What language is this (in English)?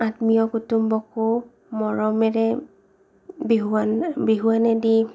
Assamese